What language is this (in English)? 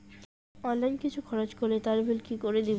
Bangla